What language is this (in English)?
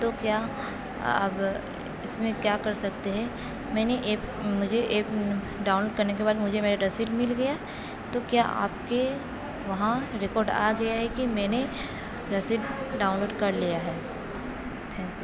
Urdu